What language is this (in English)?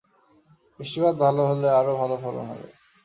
Bangla